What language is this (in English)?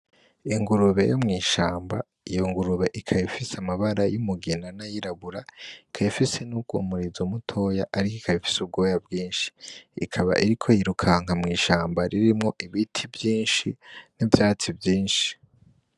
Rundi